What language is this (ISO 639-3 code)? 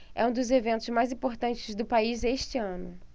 por